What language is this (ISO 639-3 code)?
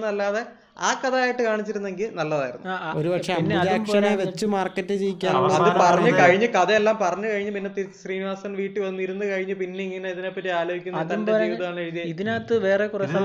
mal